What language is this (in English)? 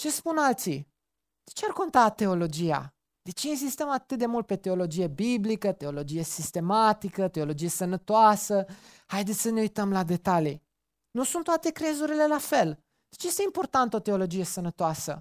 Romanian